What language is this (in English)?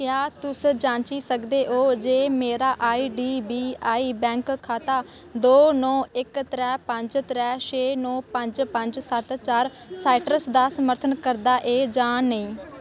Dogri